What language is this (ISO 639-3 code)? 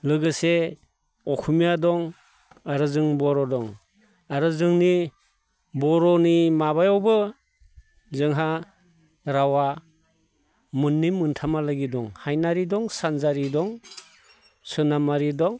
brx